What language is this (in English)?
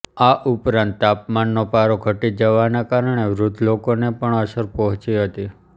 Gujarati